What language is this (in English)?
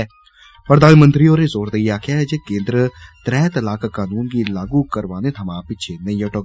Dogri